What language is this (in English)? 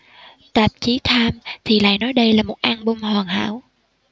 Vietnamese